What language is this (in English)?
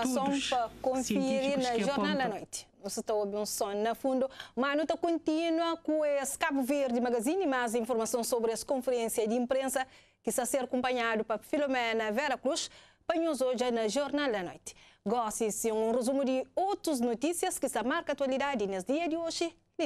Portuguese